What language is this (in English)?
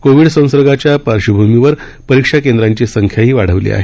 Marathi